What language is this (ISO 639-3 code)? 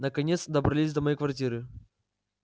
rus